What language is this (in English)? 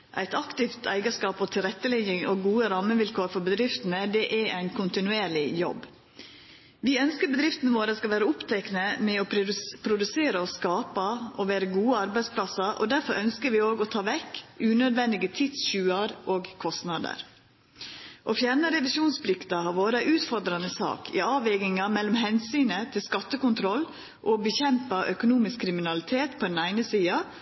Norwegian Nynorsk